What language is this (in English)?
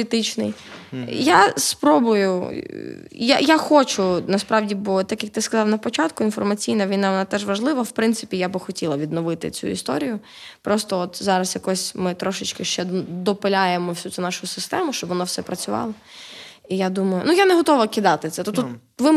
Ukrainian